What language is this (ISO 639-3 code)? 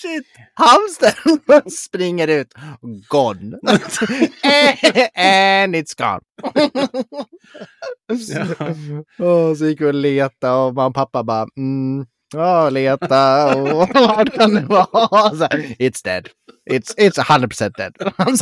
swe